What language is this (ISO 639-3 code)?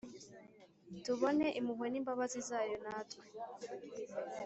kin